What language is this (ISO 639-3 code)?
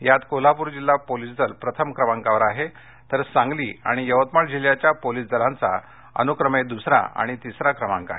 mar